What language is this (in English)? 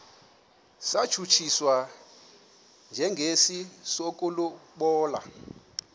Xhosa